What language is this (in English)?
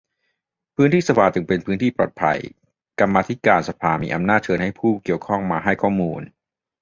Thai